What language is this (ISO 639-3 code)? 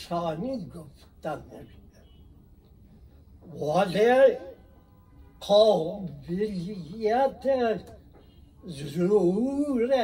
fas